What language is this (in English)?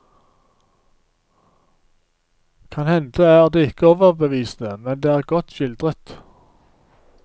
Norwegian